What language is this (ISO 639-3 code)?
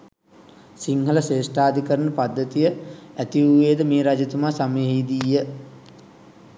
sin